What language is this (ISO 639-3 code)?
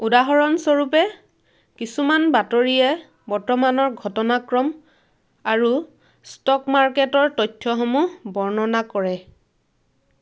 asm